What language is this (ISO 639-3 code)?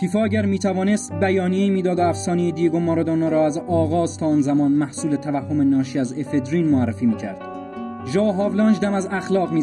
fas